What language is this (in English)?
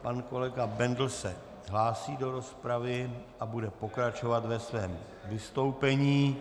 Czech